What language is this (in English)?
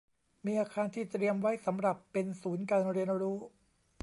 Thai